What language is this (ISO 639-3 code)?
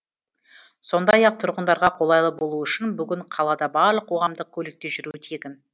kaz